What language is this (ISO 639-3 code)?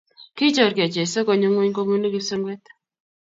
kln